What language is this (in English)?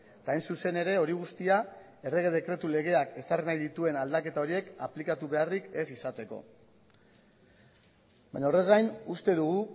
Basque